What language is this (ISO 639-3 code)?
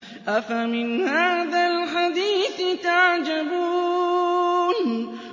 ara